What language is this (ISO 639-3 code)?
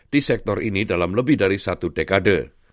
ind